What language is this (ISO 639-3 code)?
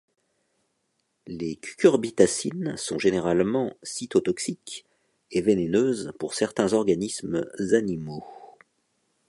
fra